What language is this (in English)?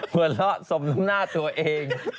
Thai